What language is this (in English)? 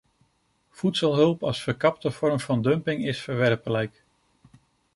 Dutch